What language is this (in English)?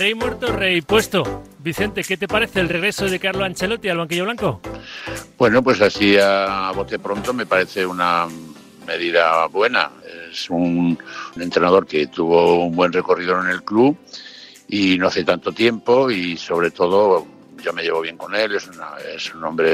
Spanish